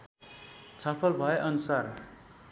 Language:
Nepali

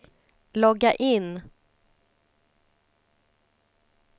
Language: Swedish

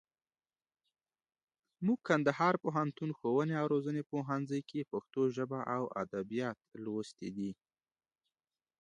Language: Pashto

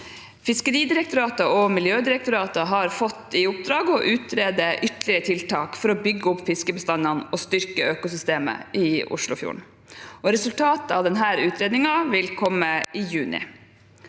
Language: Norwegian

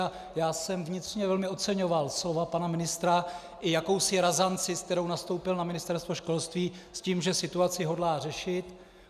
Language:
Czech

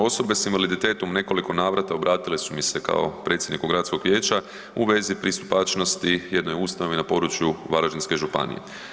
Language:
Croatian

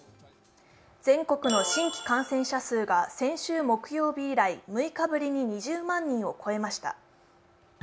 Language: Japanese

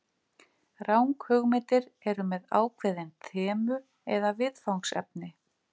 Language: Icelandic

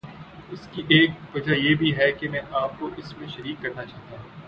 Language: Urdu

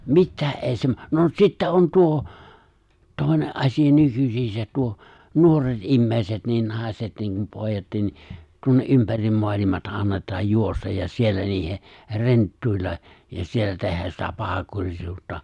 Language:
Finnish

